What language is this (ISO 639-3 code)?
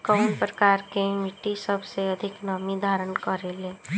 bho